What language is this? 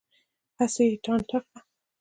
Pashto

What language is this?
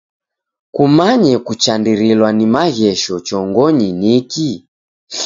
Taita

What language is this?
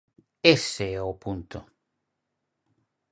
Galician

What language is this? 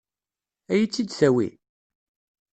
Kabyle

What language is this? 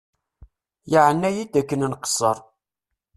Kabyle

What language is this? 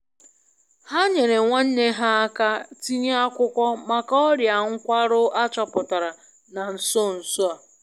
Igbo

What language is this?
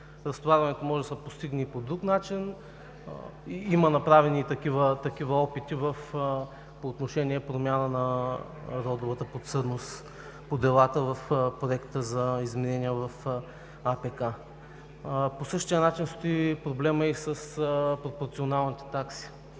Bulgarian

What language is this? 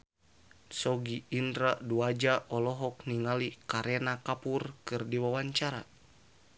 Sundanese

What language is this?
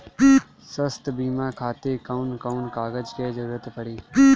Bhojpuri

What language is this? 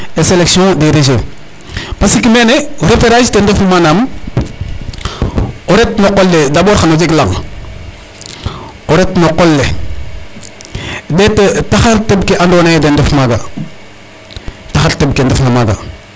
Serer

